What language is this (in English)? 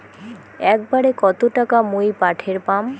Bangla